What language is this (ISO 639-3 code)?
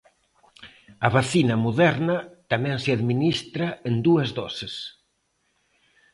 glg